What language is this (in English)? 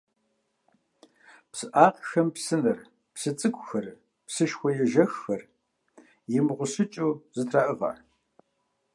Kabardian